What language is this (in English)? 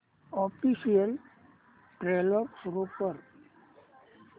Marathi